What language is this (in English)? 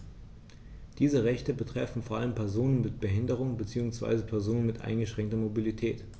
German